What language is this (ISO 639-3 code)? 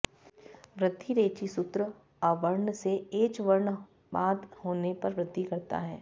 san